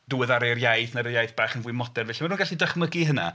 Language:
Welsh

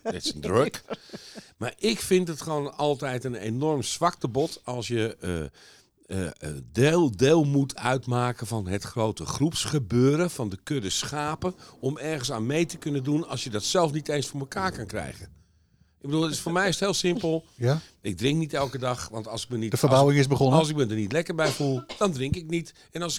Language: Dutch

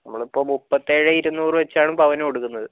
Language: Malayalam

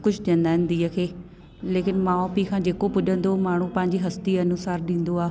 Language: Sindhi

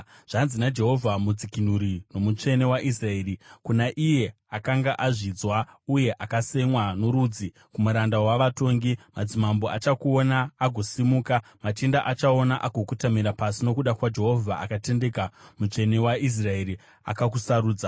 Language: Shona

